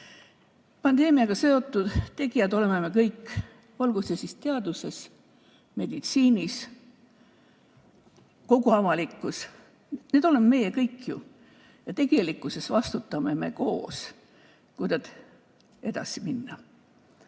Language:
Estonian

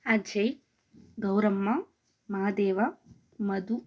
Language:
Kannada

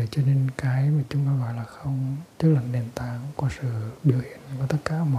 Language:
Vietnamese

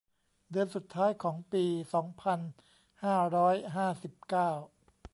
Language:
Thai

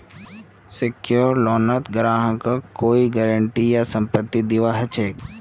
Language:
Magahi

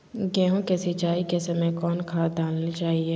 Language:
Magahi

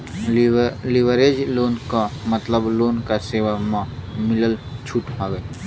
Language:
Bhojpuri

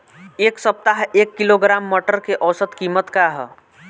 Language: Bhojpuri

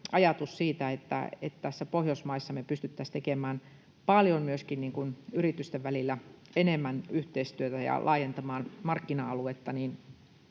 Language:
Finnish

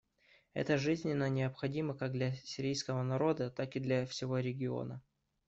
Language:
Russian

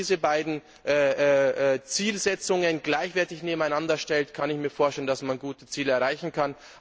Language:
German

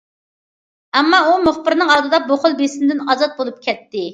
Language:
Uyghur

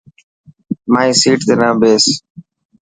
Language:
Dhatki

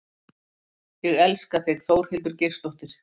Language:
Icelandic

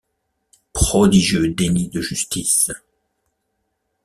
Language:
French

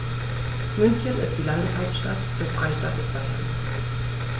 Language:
German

